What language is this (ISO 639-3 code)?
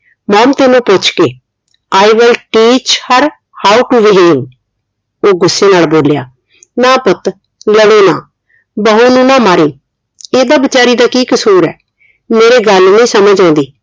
pan